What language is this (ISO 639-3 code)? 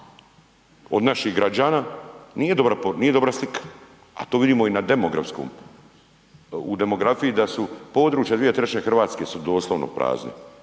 hrv